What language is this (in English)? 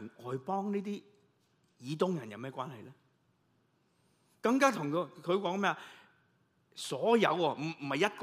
Chinese